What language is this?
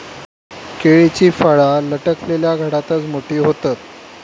Marathi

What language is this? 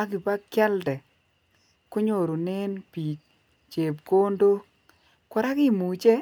Kalenjin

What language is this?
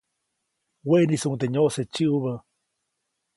Copainalá Zoque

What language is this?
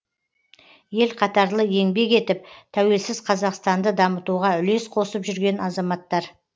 Kazakh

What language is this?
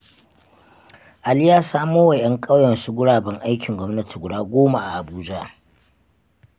Hausa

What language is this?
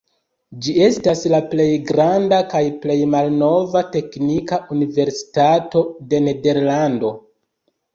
Esperanto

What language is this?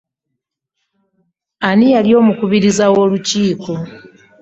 Ganda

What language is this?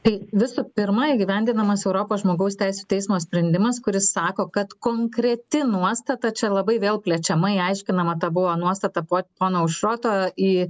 Lithuanian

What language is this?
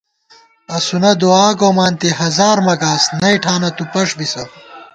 Gawar-Bati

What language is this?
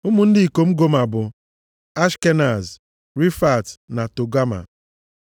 Igbo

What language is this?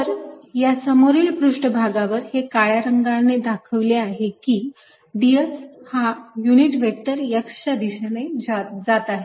Marathi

